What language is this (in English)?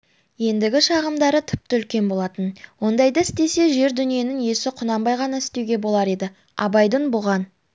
Kazakh